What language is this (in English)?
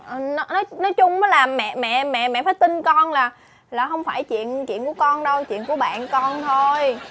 Vietnamese